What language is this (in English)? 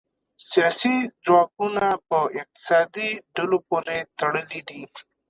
Pashto